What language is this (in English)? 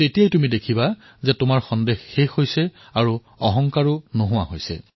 Assamese